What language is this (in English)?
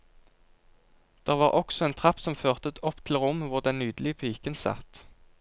Norwegian